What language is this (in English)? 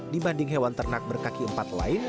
Indonesian